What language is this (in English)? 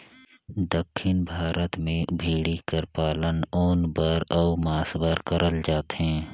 Chhattisgarhi